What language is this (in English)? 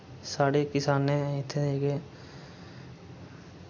Dogri